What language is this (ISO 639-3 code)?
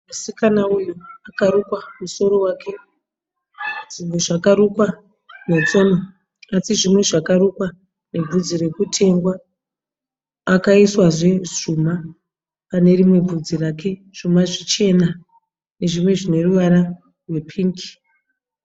sna